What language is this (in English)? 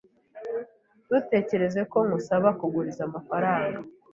Kinyarwanda